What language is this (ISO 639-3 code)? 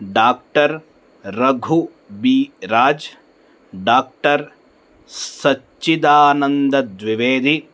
san